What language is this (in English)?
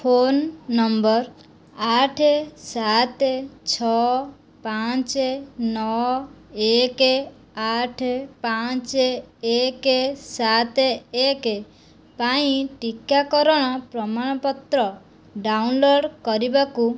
Odia